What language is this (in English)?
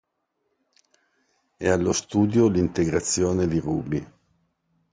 Italian